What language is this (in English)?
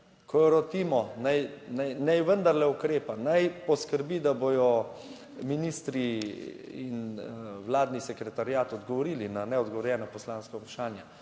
Slovenian